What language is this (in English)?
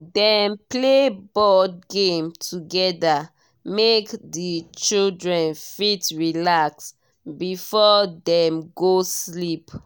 Nigerian Pidgin